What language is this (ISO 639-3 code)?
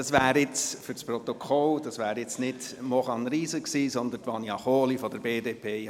gsw